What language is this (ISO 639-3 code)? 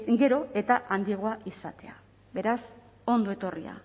eus